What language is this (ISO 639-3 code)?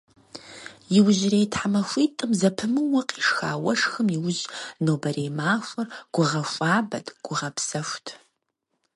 kbd